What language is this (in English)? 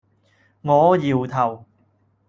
Cantonese